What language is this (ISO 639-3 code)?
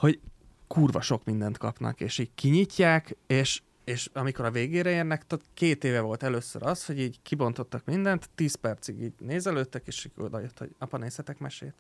hun